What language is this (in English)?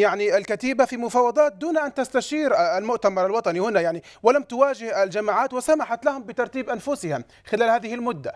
Arabic